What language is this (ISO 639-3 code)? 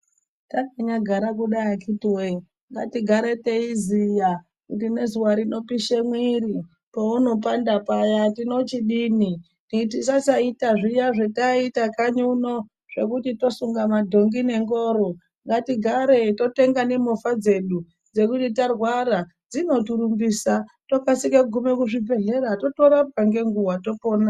ndc